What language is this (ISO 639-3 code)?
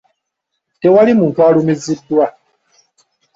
lug